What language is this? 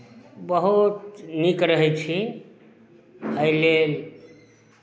Maithili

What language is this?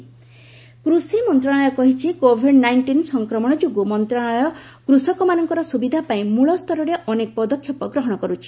Odia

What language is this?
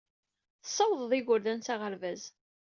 Kabyle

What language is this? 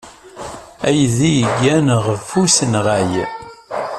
Kabyle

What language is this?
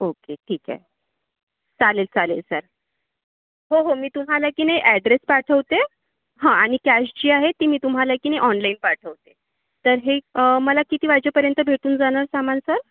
Marathi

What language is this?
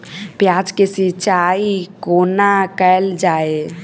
Maithili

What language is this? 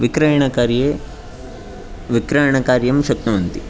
Sanskrit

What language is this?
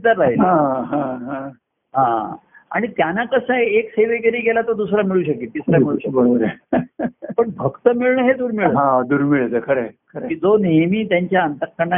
Marathi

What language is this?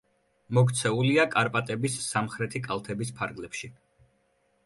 Georgian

